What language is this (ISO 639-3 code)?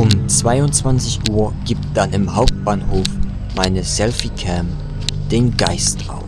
deu